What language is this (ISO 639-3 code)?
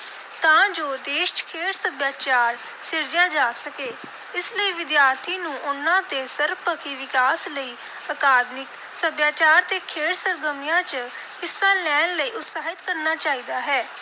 pan